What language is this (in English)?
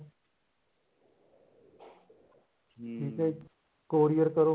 Punjabi